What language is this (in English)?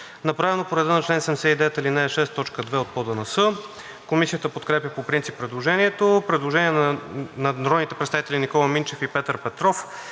Bulgarian